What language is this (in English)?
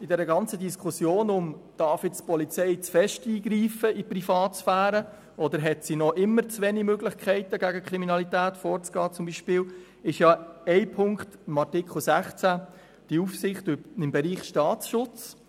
Swiss German